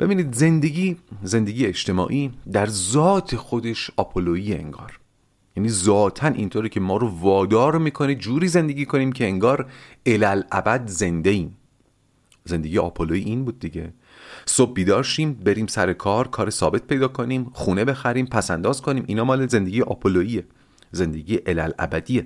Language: Persian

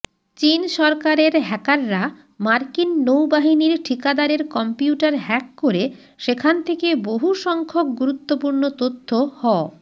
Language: Bangla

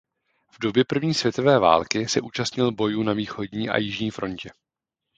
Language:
Czech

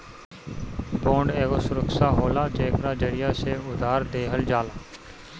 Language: Bhojpuri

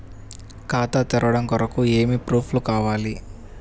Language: Telugu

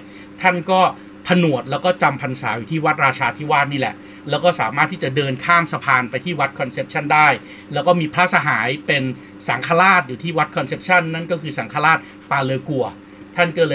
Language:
Thai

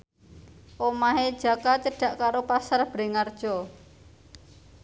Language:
Javanese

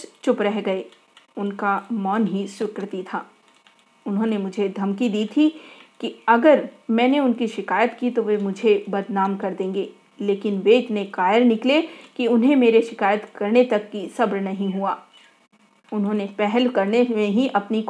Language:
Hindi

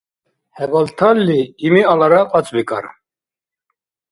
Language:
Dargwa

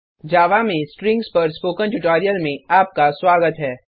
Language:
Hindi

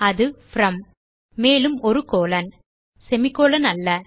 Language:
Tamil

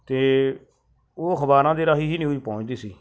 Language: Punjabi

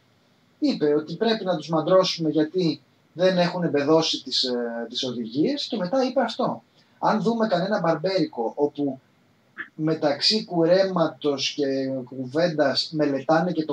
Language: Greek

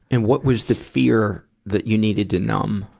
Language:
English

